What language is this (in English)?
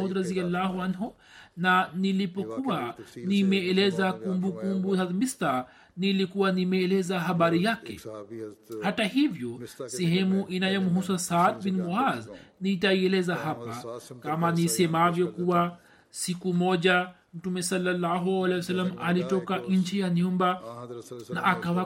Swahili